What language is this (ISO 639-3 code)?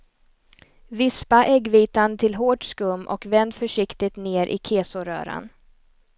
swe